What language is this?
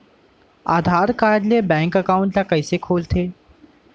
Chhattisgarhi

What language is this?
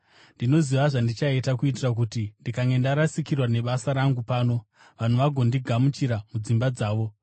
Shona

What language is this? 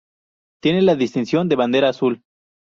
Spanish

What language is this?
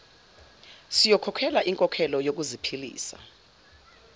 Zulu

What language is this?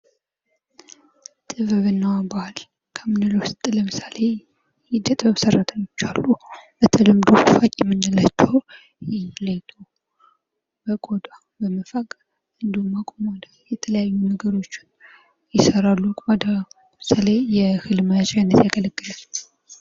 Amharic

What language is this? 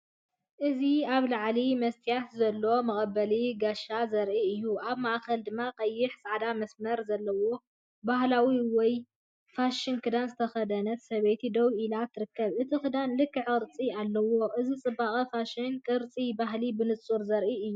Tigrinya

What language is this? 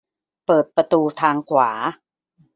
Thai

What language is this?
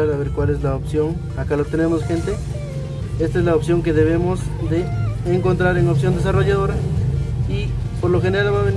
Spanish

